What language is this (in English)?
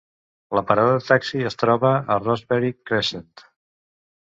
Catalan